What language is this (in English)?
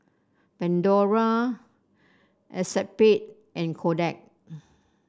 English